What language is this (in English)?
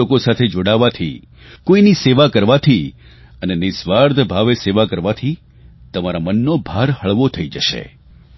Gujarati